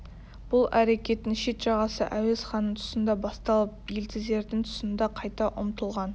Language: Kazakh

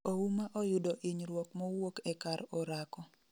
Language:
Luo (Kenya and Tanzania)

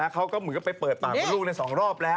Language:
Thai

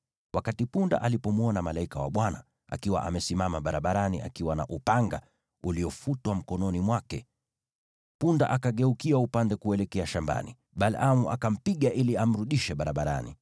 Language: Swahili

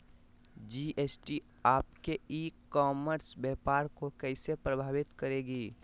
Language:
Magahi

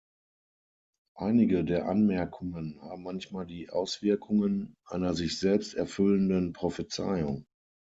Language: German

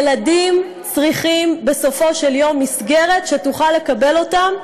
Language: Hebrew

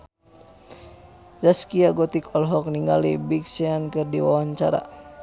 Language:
Sundanese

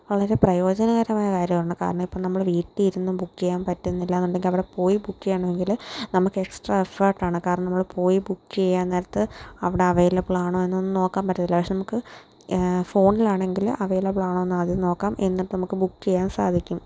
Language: Malayalam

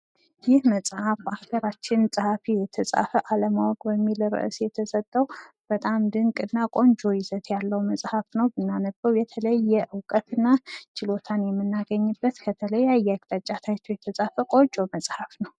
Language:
Amharic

